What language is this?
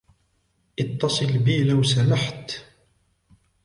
Arabic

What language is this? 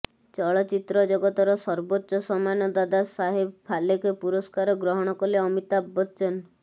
Odia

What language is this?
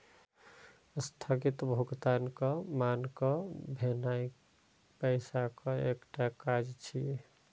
Maithili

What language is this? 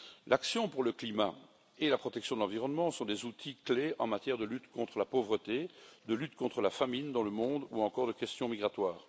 French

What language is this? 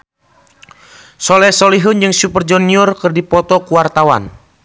Sundanese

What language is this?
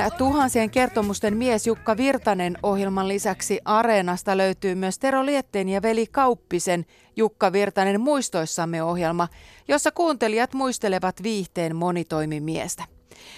Finnish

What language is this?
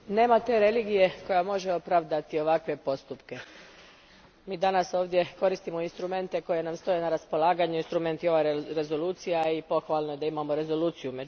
Croatian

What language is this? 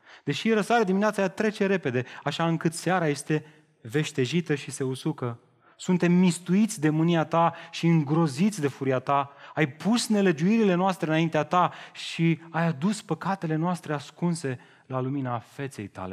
Romanian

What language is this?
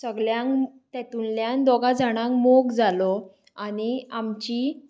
Konkani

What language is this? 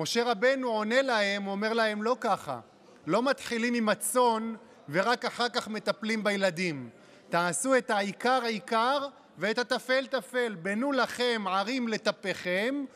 Hebrew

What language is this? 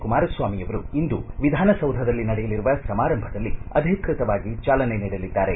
Kannada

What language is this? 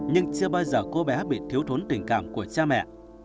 Vietnamese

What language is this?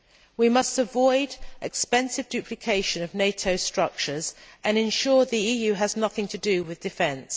English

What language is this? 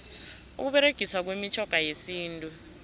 South Ndebele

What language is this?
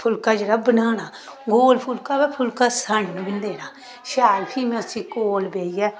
Dogri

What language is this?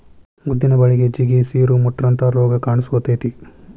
Kannada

